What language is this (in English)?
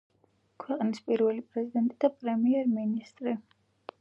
Georgian